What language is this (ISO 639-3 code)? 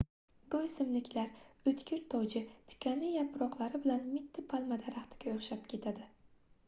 uzb